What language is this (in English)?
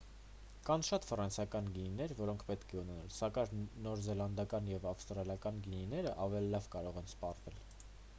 Armenian